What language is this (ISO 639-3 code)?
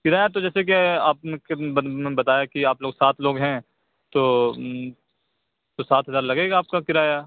urd